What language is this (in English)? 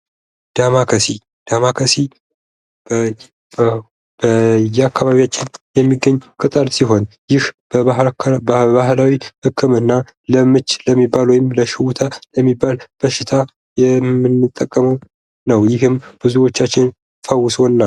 Amharic